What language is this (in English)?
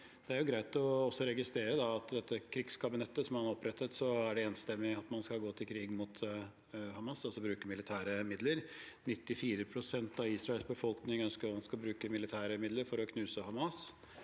Norwegian